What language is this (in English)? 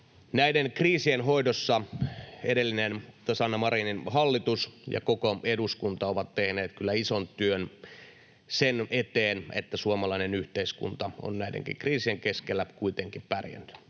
Finnish